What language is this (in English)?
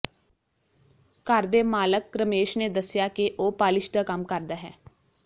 Punjabi